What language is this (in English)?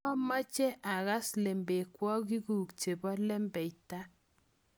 Kalenjin